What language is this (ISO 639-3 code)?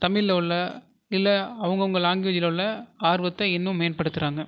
tam